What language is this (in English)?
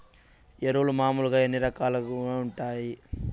Telugu